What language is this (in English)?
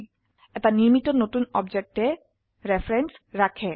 Assamese